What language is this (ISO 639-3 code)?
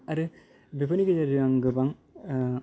brx